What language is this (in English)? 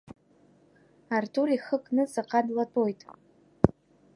Abkhazian